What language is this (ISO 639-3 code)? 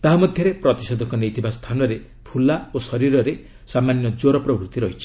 ori